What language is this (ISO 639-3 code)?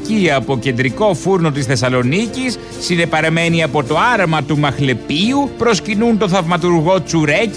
ell